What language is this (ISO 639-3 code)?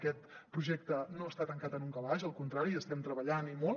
cat